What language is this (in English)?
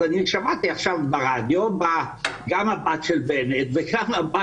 Hebrew